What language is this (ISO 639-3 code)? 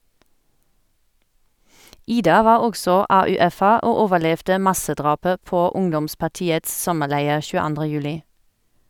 nor